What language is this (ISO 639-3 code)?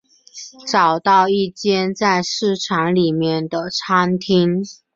zho